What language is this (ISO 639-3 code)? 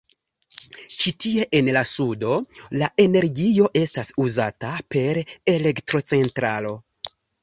epo